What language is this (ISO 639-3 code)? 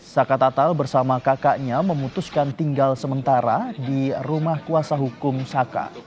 ind